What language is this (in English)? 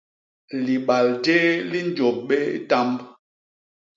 Basaa